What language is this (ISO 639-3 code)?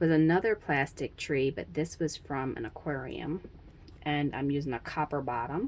eng